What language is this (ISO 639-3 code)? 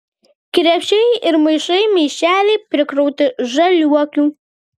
lit